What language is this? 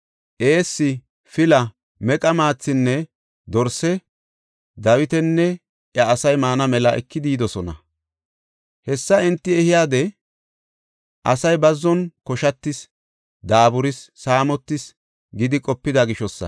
Gofa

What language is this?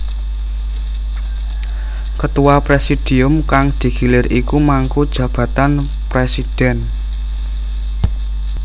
Javanese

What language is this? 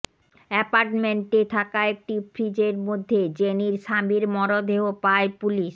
Bangla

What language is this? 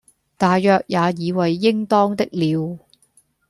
Cantonese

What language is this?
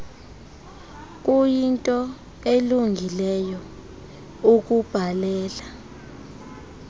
Xhosa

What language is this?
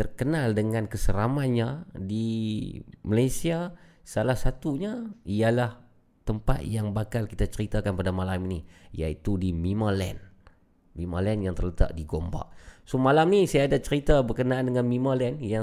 Malay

